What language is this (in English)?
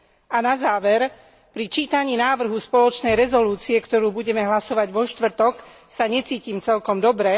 Slovak